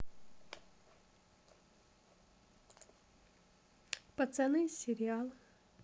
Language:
Russian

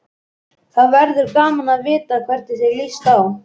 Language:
Icelandic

